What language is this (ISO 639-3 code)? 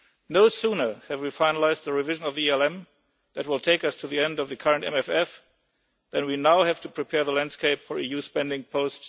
eng